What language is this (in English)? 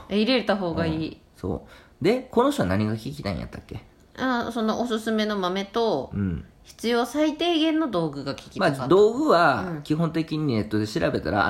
Japanese